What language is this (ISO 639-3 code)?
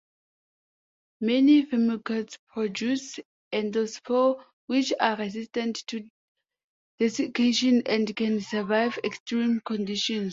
eng